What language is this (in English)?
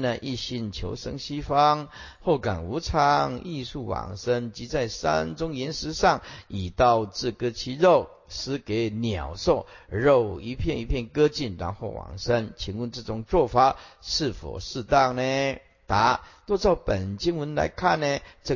Chinese